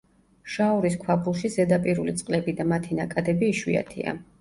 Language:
Georgian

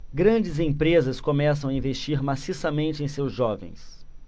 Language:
Portuguese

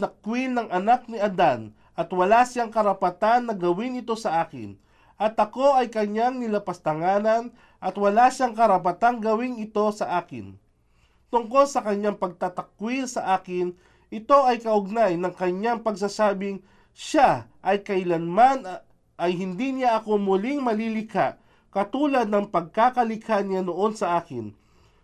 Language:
Filipino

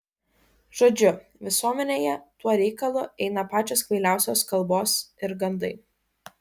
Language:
Lithuanian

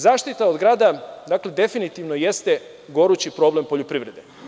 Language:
Serbian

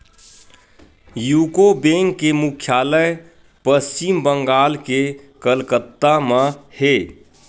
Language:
Chhattisgarhi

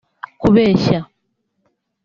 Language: Kinyarwanda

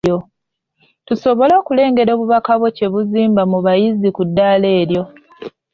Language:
Ganda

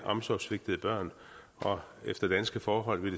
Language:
Danish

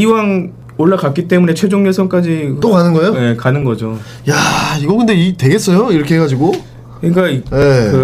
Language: Korean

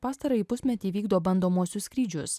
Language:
Lithuanian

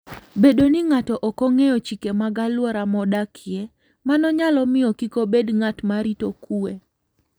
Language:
Luo (Kenya and Tanzania)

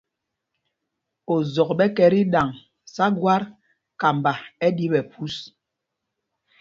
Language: Mpumpong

